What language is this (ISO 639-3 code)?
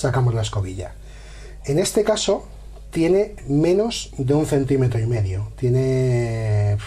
spa